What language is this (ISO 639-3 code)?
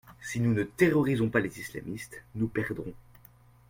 fra